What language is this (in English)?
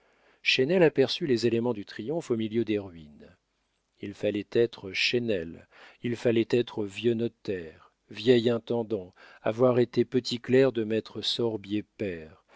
French